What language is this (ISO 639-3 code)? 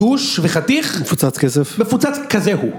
heb